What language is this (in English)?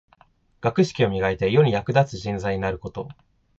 Japanese